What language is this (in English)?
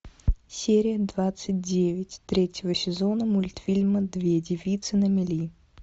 Russian